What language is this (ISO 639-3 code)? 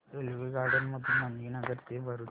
mar